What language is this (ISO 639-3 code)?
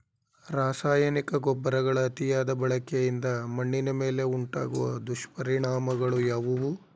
kan